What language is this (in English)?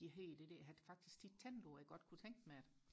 Danish